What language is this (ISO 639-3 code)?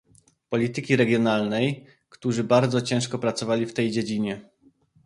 pol